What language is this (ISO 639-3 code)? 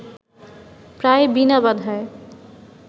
ben